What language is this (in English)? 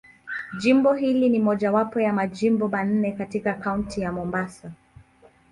Swahili